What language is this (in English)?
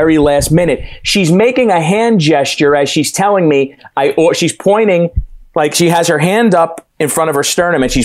English